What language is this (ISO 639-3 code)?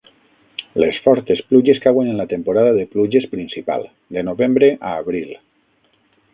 cat